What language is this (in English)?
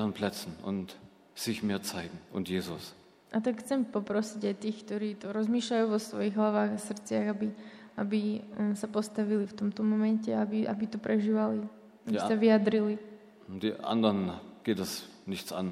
Slovak